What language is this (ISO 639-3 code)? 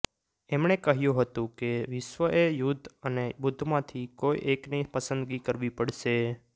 guj